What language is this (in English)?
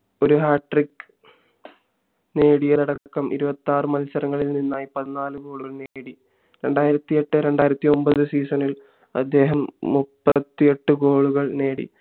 Malayalam